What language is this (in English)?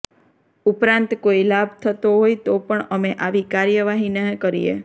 Gujarati